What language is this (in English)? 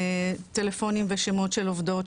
Hebrew